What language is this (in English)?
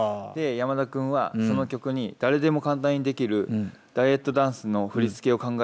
Japanese